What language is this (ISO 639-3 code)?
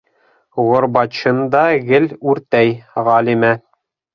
bak